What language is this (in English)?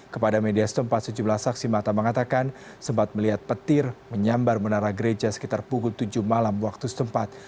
Indonesian